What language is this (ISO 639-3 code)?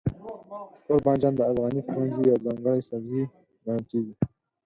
pus